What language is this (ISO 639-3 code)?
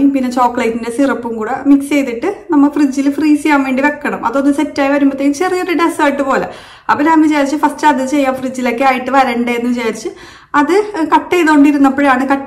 mal